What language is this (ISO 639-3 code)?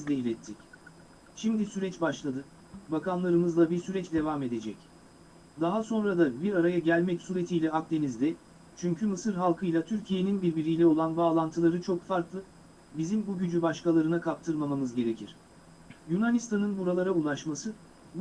tur